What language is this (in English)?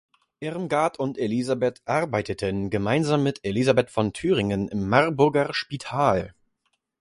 German